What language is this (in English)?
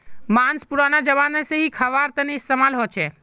Magahi